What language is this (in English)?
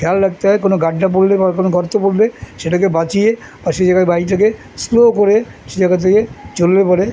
Bangla